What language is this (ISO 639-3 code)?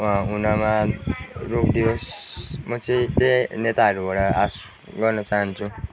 nep